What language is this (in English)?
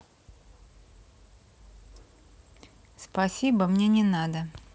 Russian